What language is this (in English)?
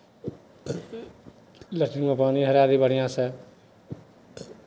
Maithili